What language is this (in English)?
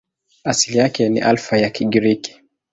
Swahili